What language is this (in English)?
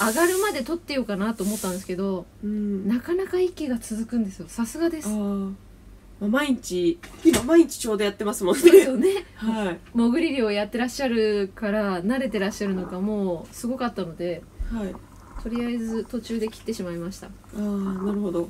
Japanese